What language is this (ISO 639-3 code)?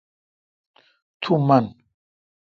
xka